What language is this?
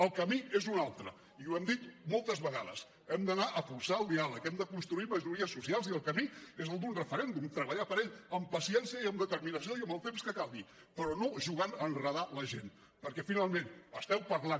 Catalan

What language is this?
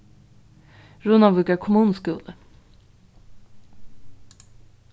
Faroese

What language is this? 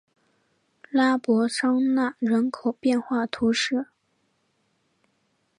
Chinese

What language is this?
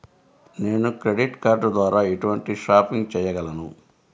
Telugu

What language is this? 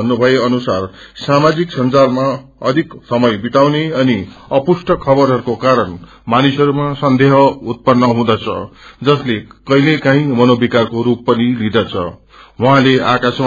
Nepali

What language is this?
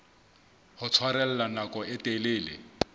Southern Sotho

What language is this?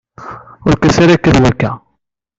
Kabyle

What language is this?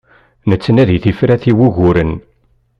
Kabyle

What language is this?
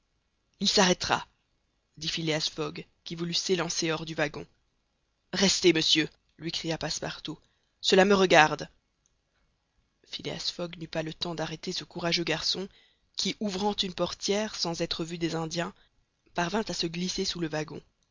French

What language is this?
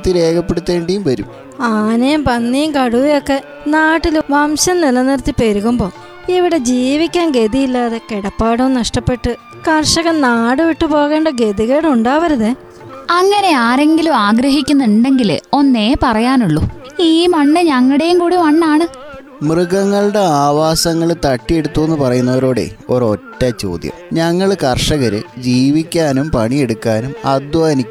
Malayalam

